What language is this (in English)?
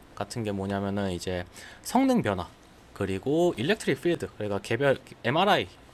Korean